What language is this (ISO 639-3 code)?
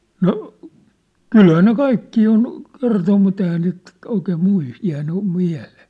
fin